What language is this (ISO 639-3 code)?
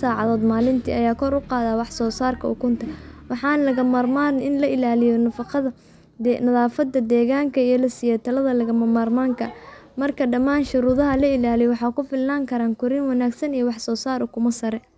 som